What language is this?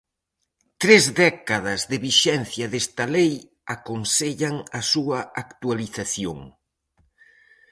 Galician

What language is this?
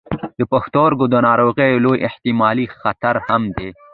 Pashto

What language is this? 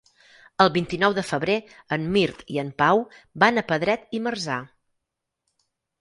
Catalan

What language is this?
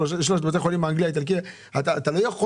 Hebrew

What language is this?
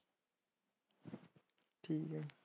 Punjabi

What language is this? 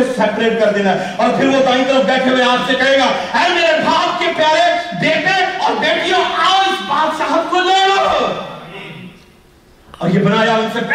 Urdu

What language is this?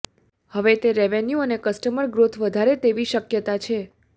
Gujarati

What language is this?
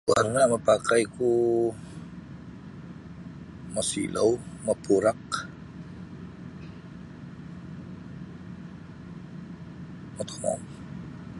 Sabah Bisaya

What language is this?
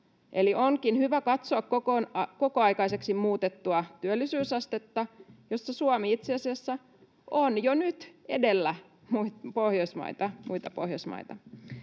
Finnish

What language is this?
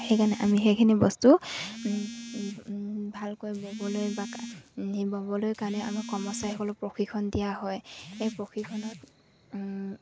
Assamese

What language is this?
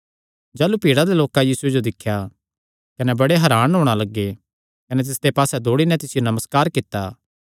Kangri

